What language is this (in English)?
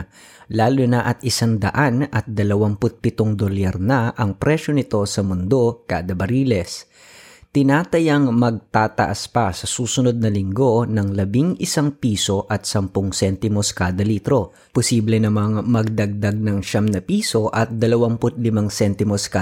Filipino